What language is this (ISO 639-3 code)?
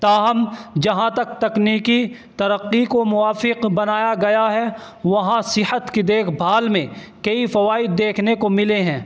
urd